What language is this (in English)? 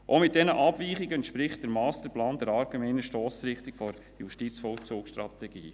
Swiss German